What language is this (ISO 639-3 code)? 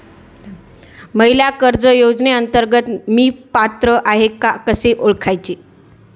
mar